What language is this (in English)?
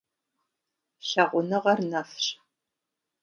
Kabardian